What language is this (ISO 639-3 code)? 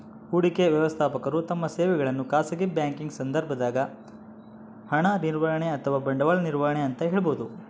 kan